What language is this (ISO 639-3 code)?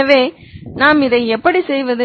tam